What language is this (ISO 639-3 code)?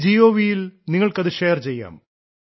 mal